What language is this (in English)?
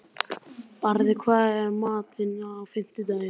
Icelandic